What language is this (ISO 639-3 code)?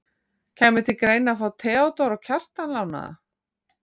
isl